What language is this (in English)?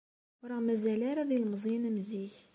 Kabyle